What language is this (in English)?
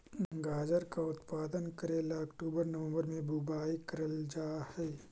Magahi